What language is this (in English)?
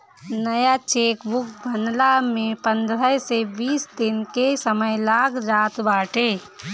Bhojpuri